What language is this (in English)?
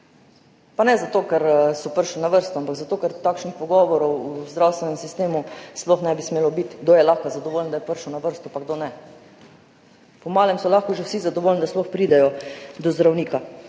Slovenian